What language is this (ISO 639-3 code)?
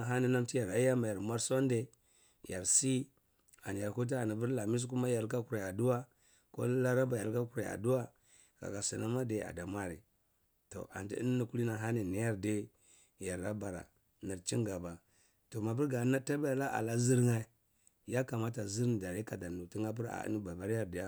ckl